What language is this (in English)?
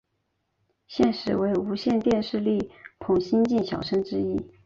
Chinese